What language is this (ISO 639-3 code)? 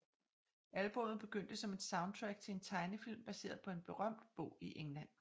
dan